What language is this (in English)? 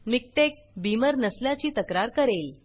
Marathi